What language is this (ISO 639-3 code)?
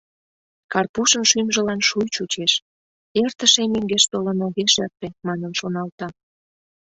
chm